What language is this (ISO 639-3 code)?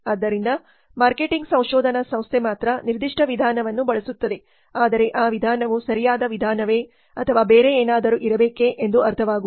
kan